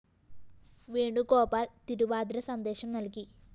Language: Malayalam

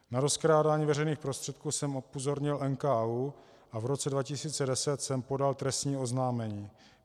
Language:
Czech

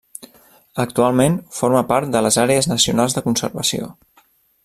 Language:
Catalan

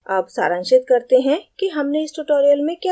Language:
Hindi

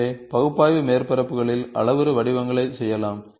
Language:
Tamil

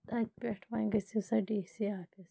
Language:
Kashmiri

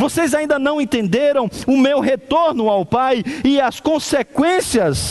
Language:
Portuguese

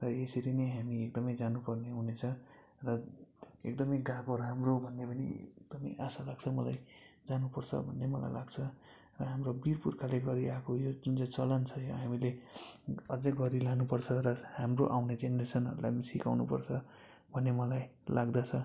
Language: Nepali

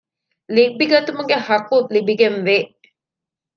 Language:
Divehi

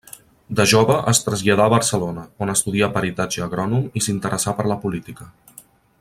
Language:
Catalan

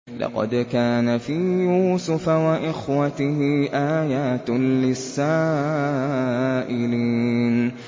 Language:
Arabic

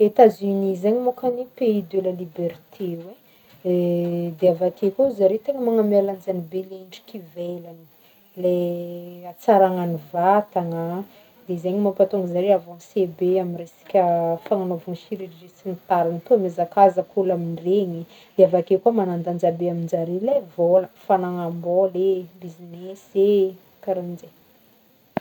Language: Northern Betsimisaraka Malagasy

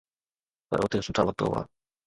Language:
Sindhi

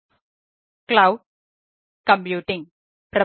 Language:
Malayalam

